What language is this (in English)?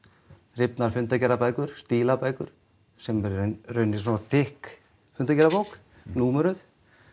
Icelandic